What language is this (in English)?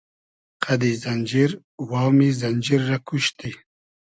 Hazaragi